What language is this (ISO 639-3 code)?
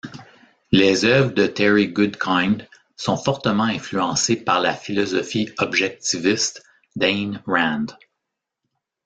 fra